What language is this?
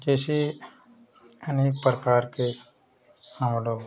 Hindi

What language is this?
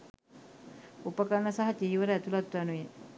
Sinhala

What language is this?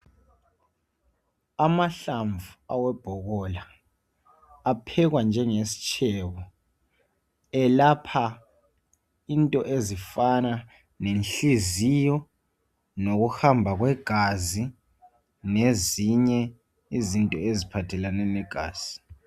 North Ndebele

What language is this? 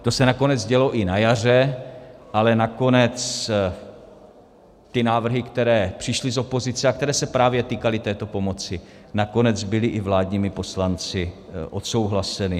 Czech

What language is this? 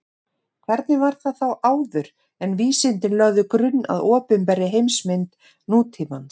Icelandic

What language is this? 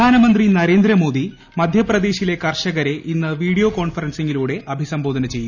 Malayalam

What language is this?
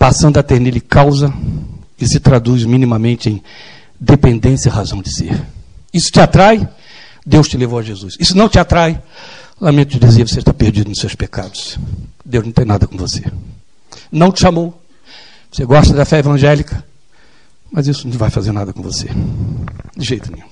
Portuguese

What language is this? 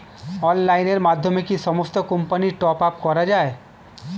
Bangla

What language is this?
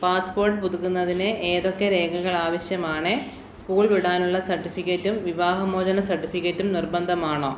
Malayalam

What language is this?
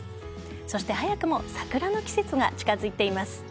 Japanese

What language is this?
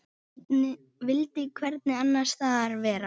Icelandic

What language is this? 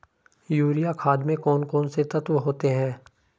Hindi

